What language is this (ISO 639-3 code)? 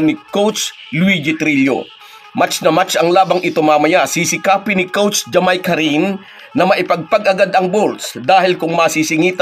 fil